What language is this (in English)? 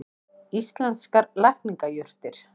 Icelandic